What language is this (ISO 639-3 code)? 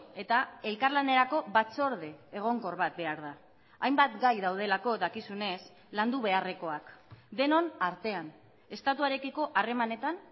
eus